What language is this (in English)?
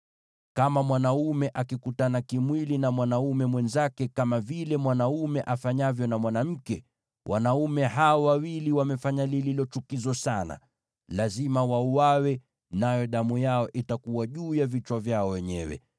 Swahili